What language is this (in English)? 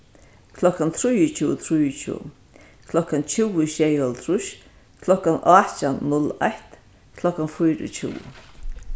Faroese